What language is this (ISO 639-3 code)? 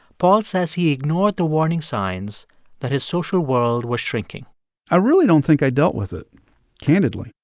eng